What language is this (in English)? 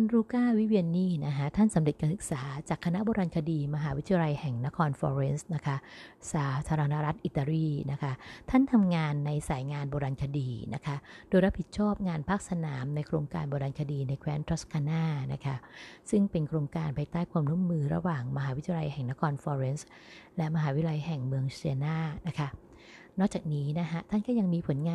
Thai